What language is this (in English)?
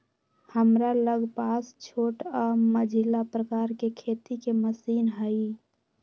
Magahi